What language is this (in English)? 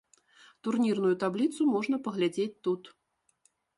Belarusian